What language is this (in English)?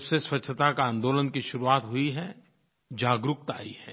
Hindi